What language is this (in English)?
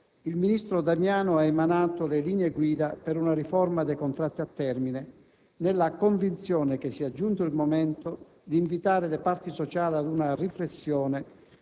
Italian